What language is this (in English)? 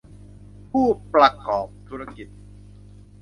Thai